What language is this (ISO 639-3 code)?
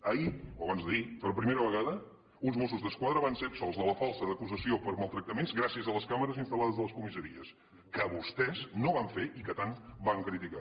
cat